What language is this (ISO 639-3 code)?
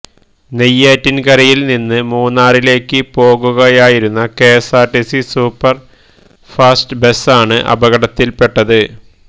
mal